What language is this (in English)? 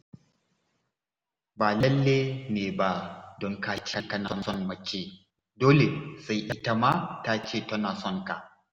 Hausa